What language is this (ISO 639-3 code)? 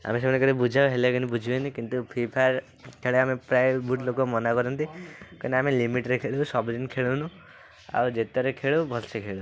ori